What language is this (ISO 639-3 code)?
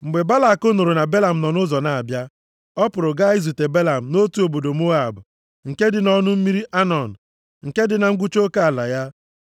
ibo